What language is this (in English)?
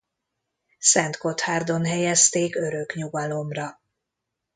Hungarian